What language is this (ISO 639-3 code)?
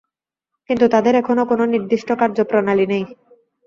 ben